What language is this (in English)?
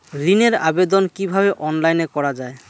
Bangla